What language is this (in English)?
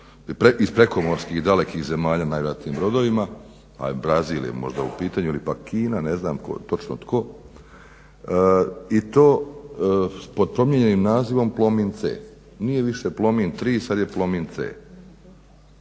Croatian